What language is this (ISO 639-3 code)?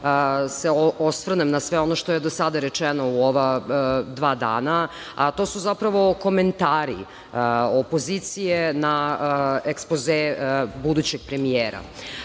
srp